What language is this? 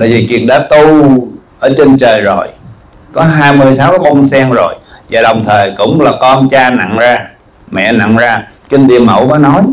Vietnamese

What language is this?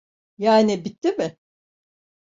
Turkish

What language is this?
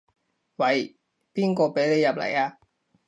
Cantonese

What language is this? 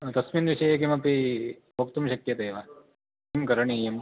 Sanskrit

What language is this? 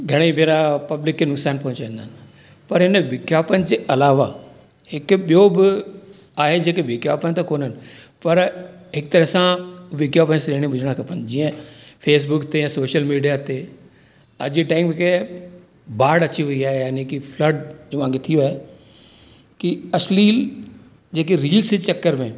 Sindhi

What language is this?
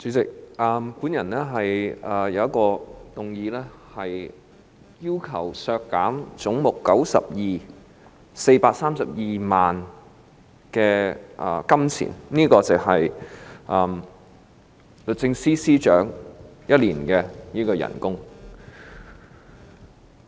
Cantonese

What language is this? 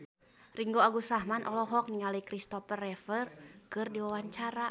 Sundanese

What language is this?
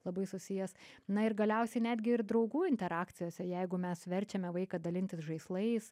Lithuanian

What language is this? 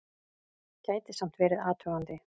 Icelandic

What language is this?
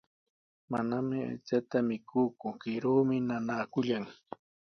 Sihuas Ancash Quechua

